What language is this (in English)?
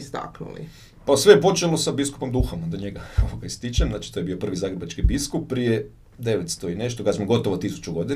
Croatian